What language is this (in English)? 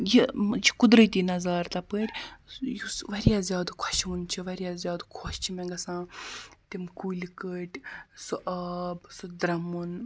Kashmiri